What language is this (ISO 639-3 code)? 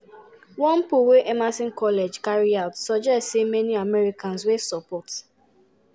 pcm